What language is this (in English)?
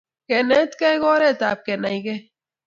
Kalenjin